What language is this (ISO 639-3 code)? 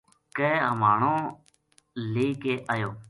gju